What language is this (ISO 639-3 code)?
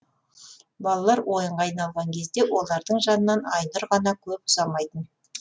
kaz